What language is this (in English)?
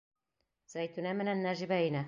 Bashkir